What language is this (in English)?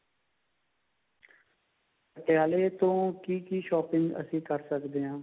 Punjabi